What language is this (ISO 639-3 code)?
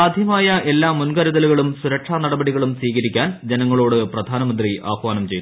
mal